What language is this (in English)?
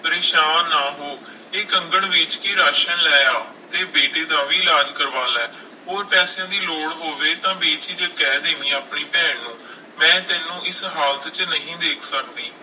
Punjabi